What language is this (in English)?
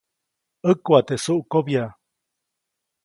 Copainalá Zoque